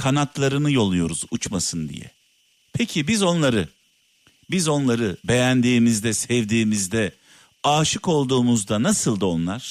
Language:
Turkish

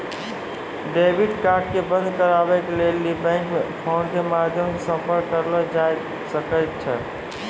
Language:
Maithili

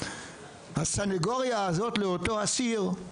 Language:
Hebrew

